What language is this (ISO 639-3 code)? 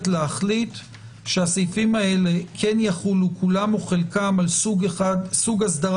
heb